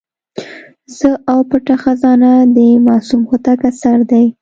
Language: Pashto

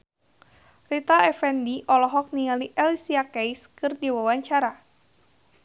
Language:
Sundanese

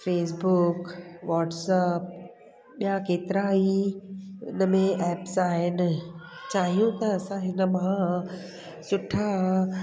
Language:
Sindhi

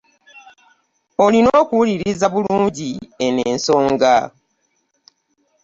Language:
Ganda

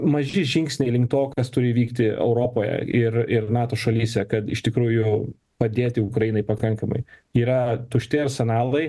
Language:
Lithuanian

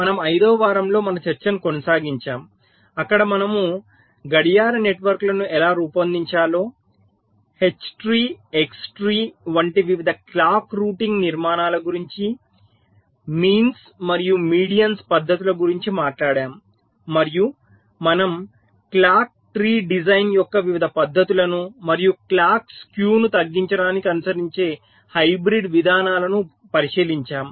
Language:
Telugu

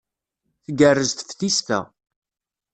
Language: Kabyle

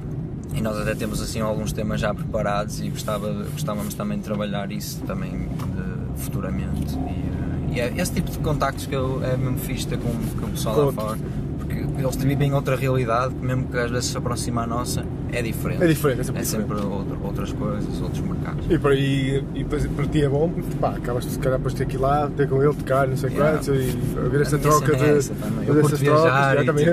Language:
Portuguese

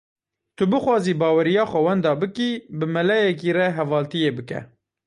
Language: Kurdish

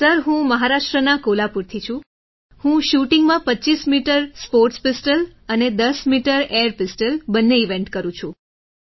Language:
Gujarati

